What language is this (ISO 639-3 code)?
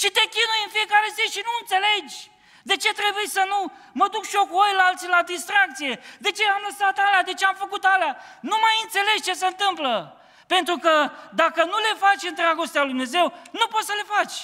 ron